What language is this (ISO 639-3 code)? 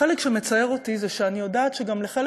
heb